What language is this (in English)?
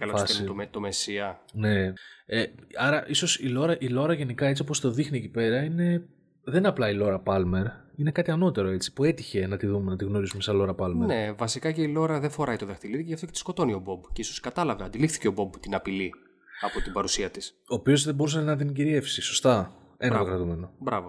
Greek